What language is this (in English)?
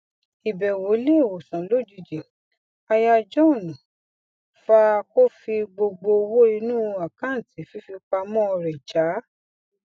Yoruba